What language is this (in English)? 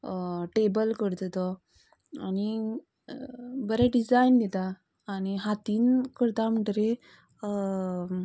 Konkani